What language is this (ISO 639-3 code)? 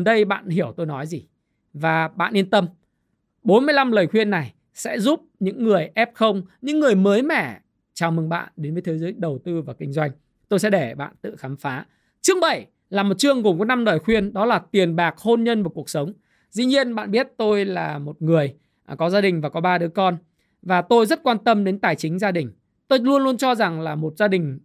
vie